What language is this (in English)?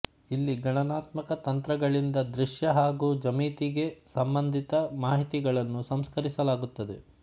Kannada